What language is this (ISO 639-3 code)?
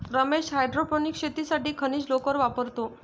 mar